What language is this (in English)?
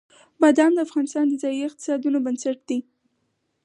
Pashto